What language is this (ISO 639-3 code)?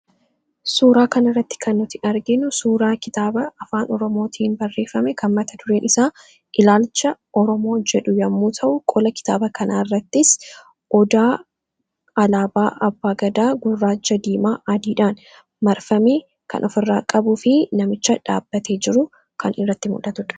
orm